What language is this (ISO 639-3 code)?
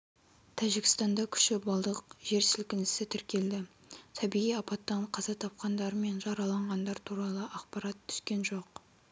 kaz